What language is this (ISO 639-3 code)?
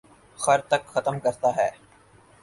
urd